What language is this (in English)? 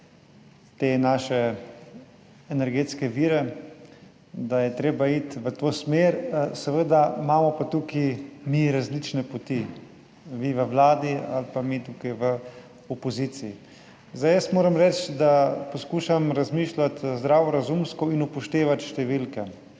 Slovenian